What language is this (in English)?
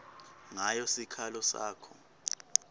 Swati